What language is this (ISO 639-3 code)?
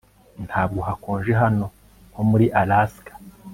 kin